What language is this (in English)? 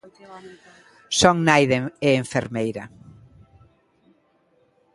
Galician